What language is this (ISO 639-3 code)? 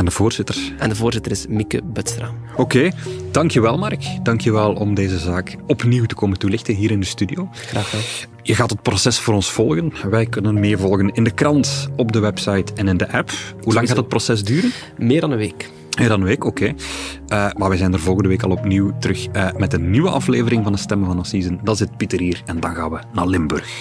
nld